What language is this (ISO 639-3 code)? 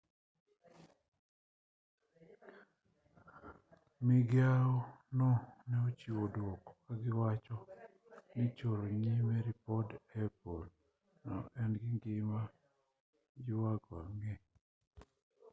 luo